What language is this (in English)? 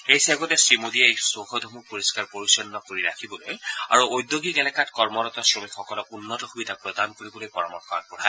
Assamese